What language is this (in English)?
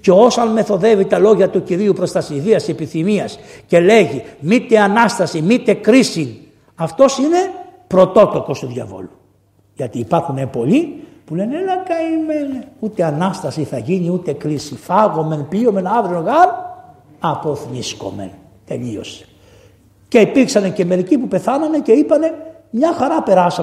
Greek